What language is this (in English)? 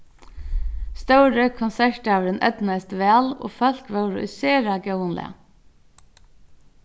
Faroese